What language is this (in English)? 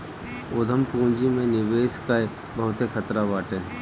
Bhojpuri